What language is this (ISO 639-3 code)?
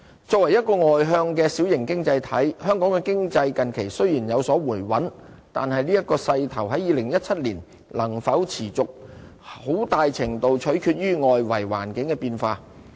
yue